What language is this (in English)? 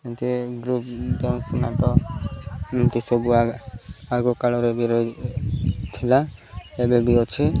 Odia